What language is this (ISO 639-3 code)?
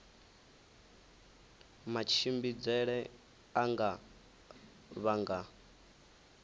ven